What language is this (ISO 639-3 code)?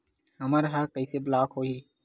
hne